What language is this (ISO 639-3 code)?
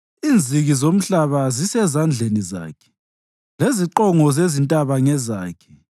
nde